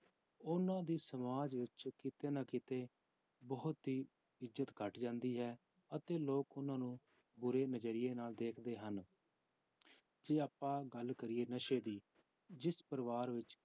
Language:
Punjabi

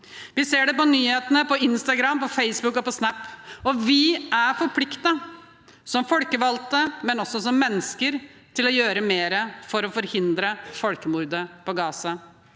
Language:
Norwegian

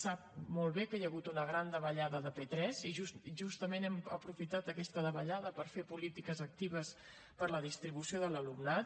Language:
Catalan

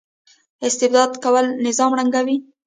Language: Pashto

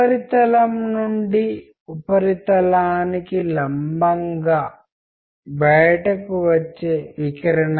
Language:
Telugu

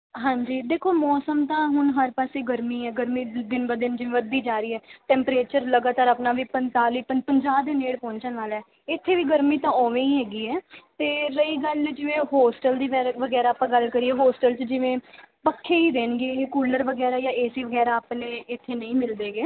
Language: Punjabi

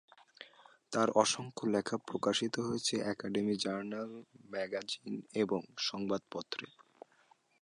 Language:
Bangla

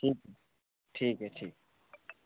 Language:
Hindi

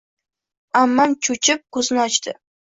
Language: Uzbek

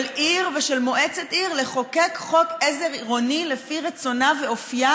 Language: Hebrew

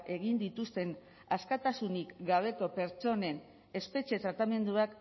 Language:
Basque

